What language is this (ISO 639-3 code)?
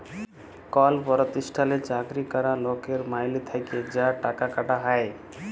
ben